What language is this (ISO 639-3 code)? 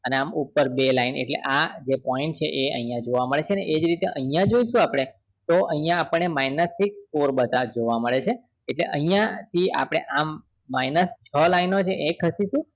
guj